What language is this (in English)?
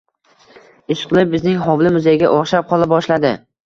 Uzbek